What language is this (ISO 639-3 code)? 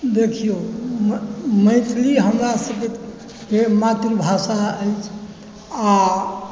mai